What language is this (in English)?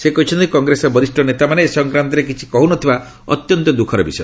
Odia